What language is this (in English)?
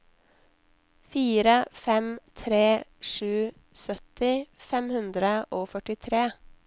Norwegian